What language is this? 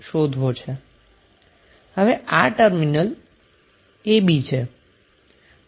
Gujarati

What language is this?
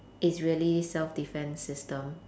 English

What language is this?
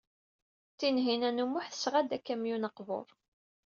Kabyle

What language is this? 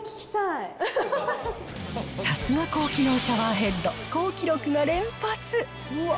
Japanese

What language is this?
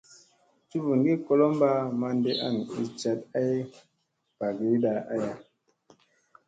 Musey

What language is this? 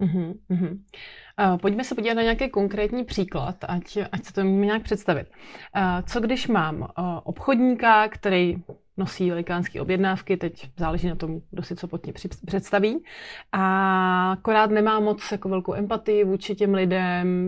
Czech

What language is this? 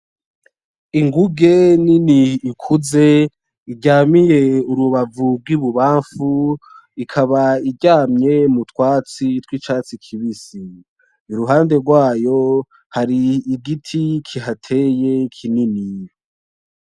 Rundi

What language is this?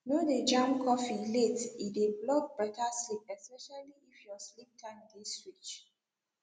Nigerian Pidgin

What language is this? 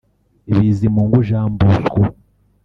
Kinyarwanda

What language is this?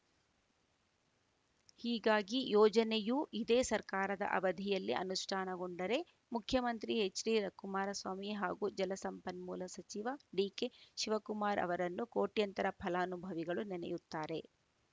Kannada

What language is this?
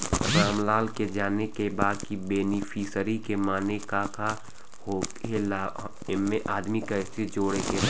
Bhojpuri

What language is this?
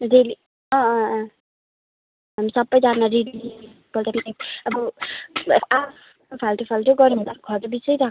Nepali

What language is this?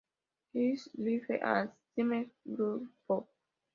Spanish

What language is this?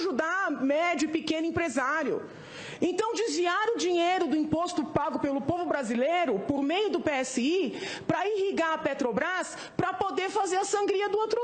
Portuguese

